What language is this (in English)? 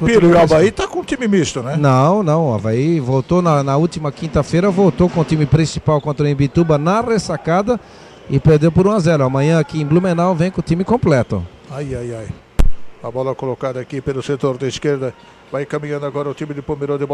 Portuguese